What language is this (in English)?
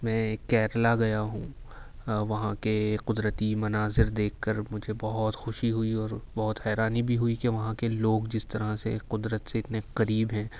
Urdu